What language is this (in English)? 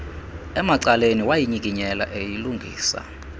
Xhosa